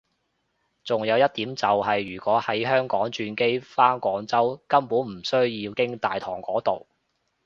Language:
Cantonese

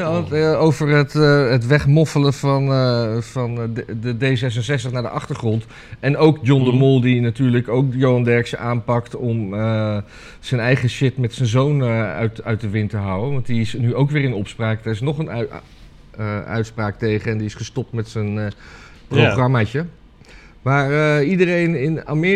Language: Dutch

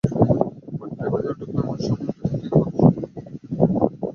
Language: Bangla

